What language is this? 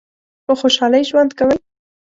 Pashto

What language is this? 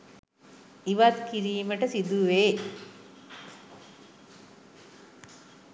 Sinhala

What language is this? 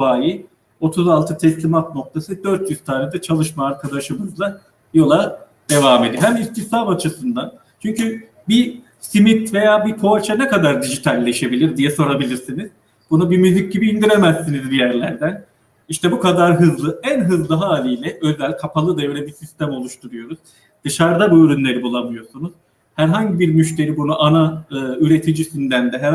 Turkish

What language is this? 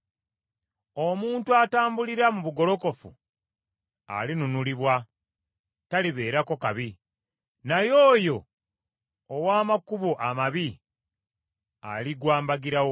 Ganda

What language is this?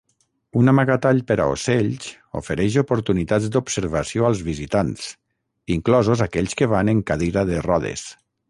Catalan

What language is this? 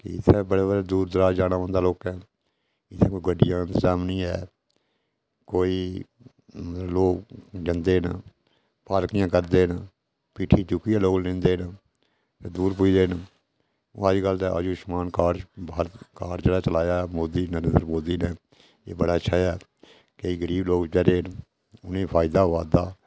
Dogri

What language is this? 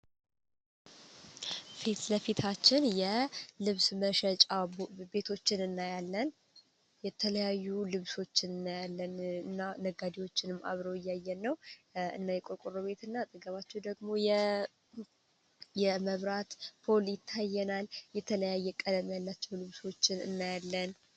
Amharic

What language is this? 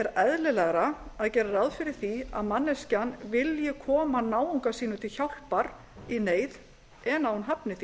Icelandic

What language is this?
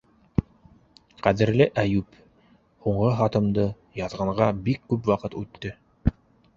Bashkir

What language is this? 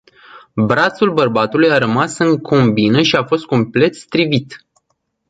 Romanian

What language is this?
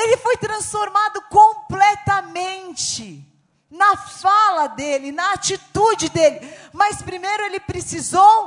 Portuguese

